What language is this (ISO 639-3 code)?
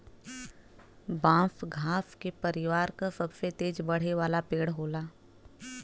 bho